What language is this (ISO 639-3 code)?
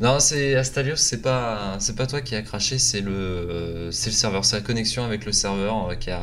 fra